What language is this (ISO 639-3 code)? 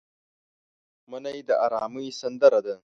pus